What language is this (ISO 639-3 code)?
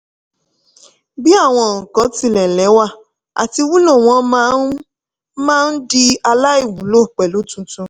yor